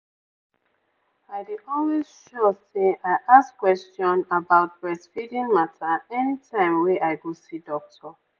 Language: Nigerian Pidgin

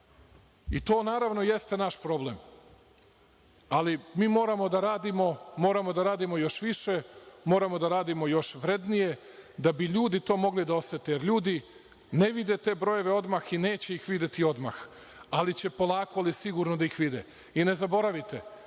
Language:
Serbian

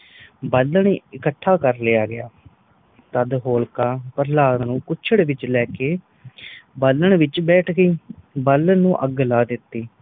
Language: Punjabi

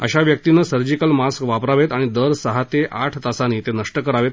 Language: Marathi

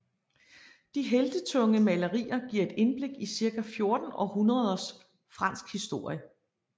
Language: Danish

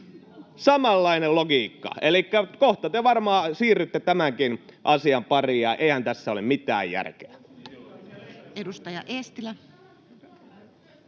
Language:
Finnish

